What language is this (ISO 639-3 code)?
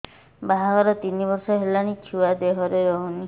ori